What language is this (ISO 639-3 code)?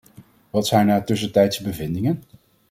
nld